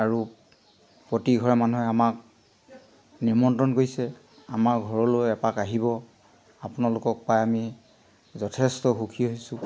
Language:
Assamese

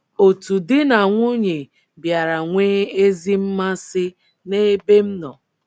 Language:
Igbo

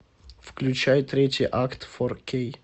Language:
Russian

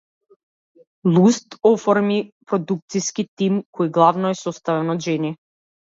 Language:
Macedonian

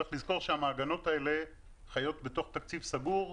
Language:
Hebrew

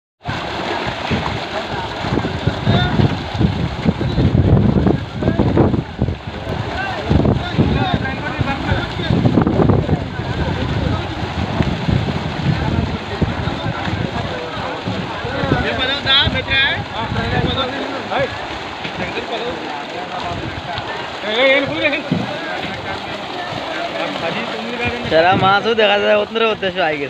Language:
Thai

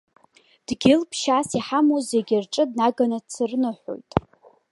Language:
Abkhazian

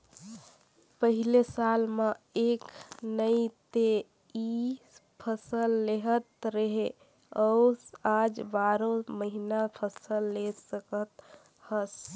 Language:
Chhattisgarhi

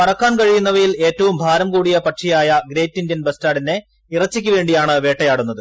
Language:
Malayalam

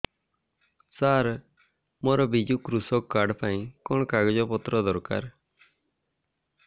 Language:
Odia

